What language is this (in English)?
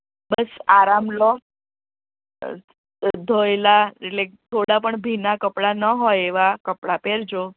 Gujarati